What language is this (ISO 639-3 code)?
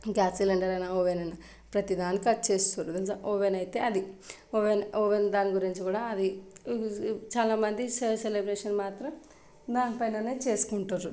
tel